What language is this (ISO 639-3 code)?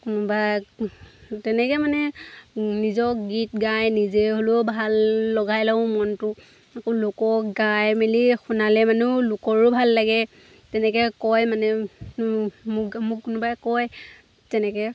asm